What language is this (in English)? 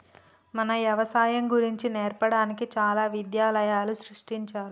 Telugu